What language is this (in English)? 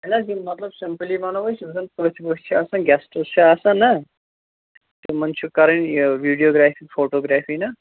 Kashmiri